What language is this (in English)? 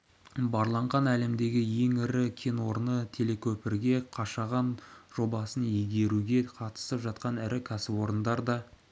Kazakh